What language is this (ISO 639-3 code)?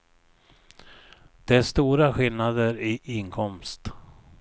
swe